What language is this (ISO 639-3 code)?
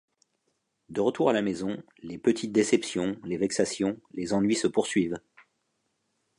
fra